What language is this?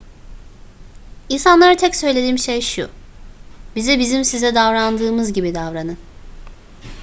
Turkish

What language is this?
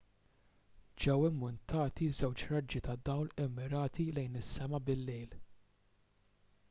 Maltese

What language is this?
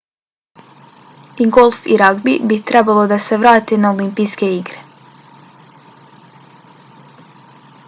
Bosnian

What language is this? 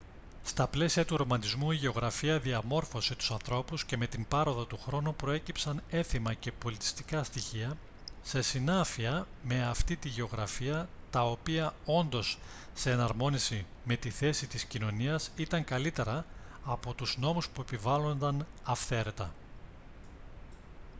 Greek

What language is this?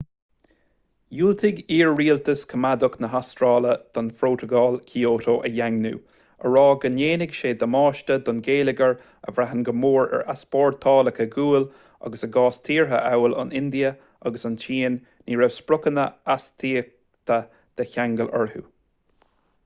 Irish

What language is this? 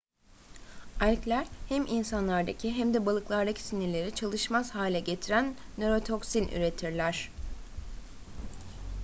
Turkish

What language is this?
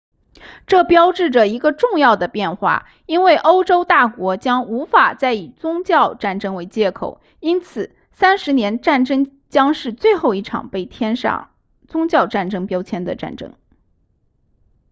Chinese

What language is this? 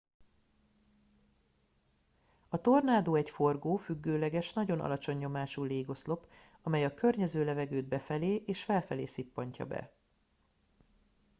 Hungarian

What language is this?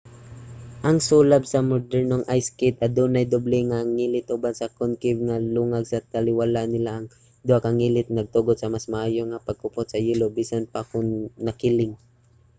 Cebuano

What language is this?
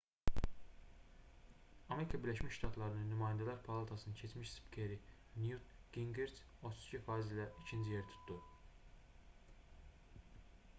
Azerbaijani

